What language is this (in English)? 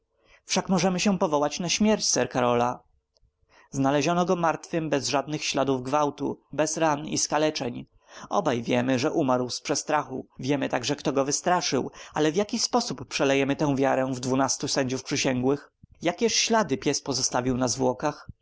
Polish